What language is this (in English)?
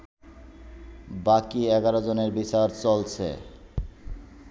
Bangla